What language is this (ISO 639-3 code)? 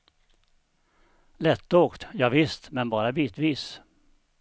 swe